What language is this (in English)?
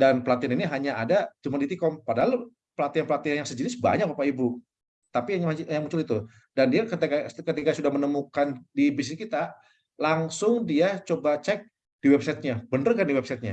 Indonesian